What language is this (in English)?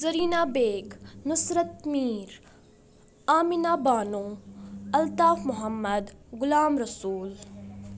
Kashmiri